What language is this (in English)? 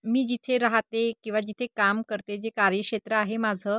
Marathi